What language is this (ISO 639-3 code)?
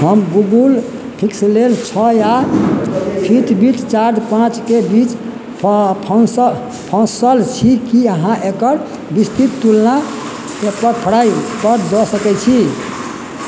mai